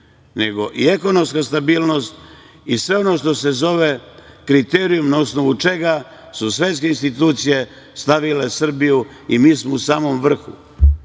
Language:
Serbian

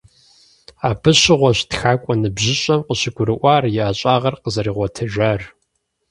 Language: Kabardian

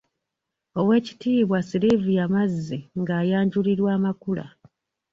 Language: Ganda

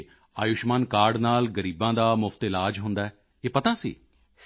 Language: Punjabi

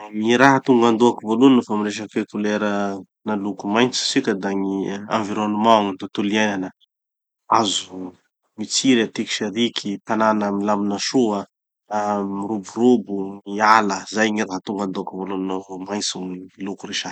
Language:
Tanosy Malagasy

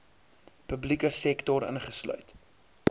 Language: Afrikaans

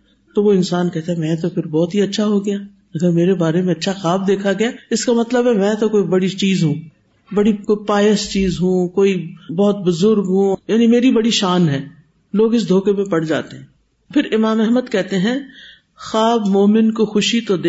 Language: Urdu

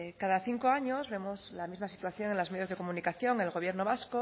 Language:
Spanish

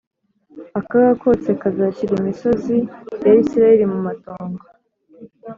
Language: Kinyarwanda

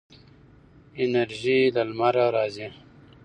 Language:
Pashto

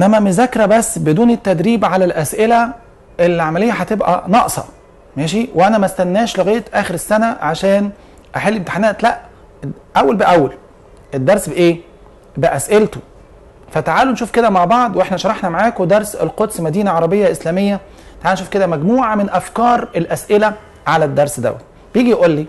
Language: Arabic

